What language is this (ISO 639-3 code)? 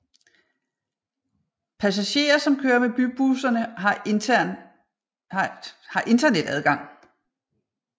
dan